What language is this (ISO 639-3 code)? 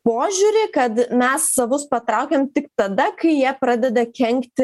lit